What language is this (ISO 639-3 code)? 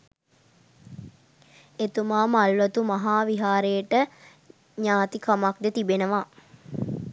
sin